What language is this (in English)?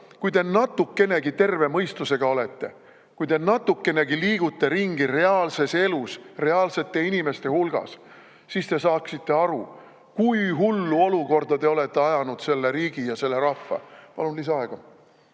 Estonian